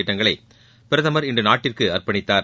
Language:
Tamil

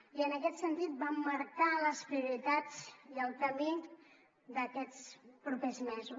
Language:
Catalan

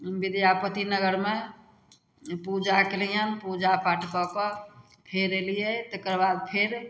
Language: Maithili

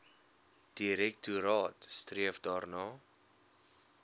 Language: Afrikaans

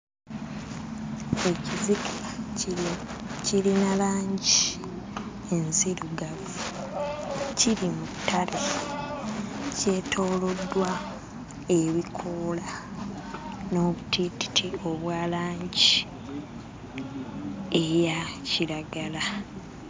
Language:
Ganda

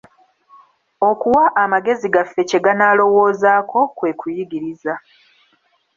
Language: Ganda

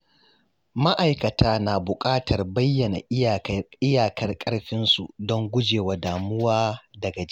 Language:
Hausa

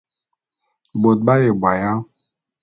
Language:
Bulu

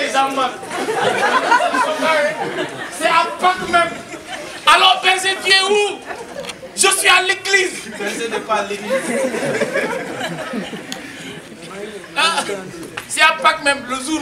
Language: French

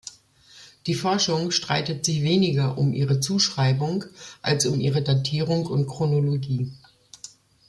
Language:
German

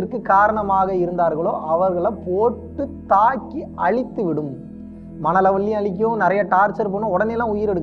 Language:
Turkish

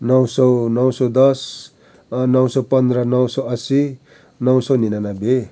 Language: Nepali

